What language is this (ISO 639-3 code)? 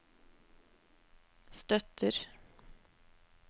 nor